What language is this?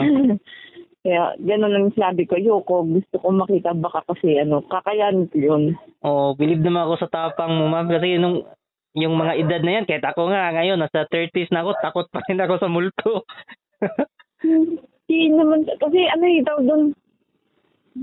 Filipino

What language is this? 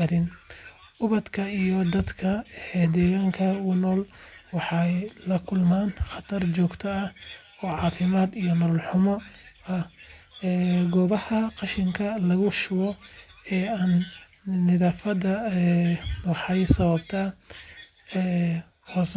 Somali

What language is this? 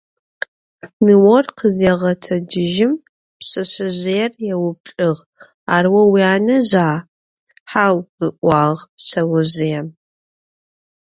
Adyghe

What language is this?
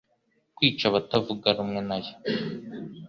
Kinyarwanda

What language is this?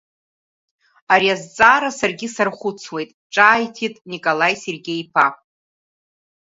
Abkhazian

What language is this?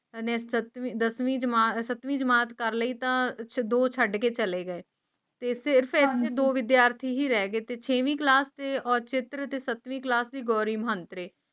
Punjabi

